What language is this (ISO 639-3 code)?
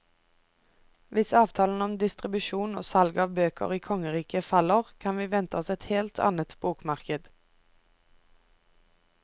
nor